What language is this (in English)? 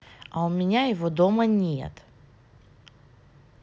Russian